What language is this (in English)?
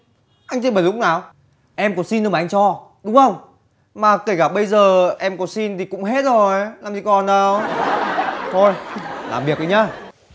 Vietnamese